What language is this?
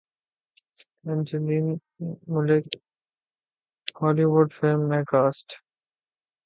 Urdu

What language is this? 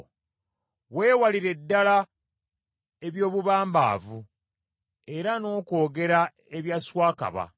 Ganda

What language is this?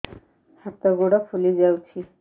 Odia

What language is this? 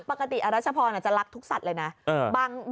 Thai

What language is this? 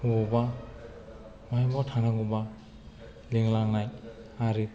Bodo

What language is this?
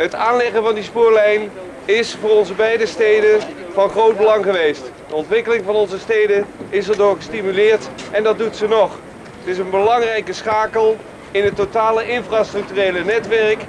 Dutch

